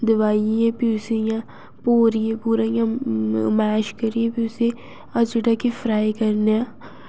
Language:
Dogri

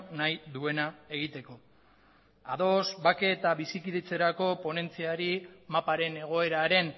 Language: Basque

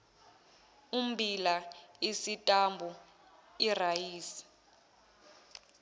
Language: Zulu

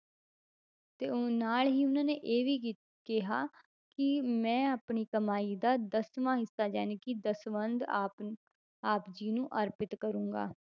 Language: Punjabi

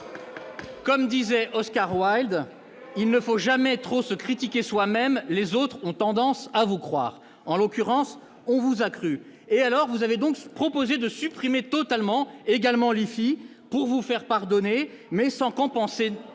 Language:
French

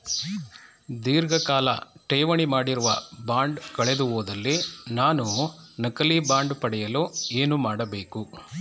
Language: Kannada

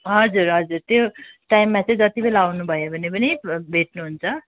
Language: Nepali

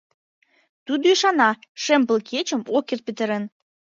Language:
Mari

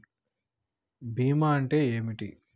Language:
Telugu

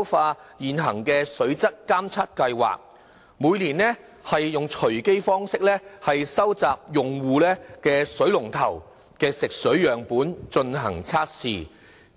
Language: Cantonese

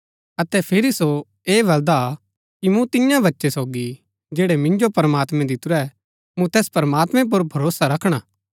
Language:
Gaddi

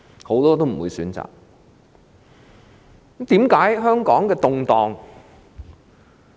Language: Cantonese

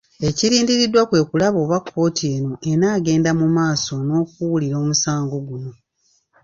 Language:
Ganda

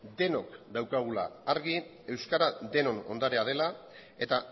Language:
Basque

